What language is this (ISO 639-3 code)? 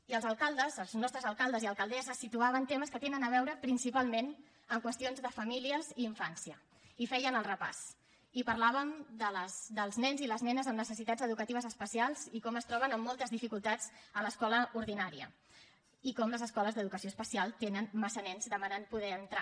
cat